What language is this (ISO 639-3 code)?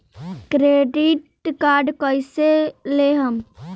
bho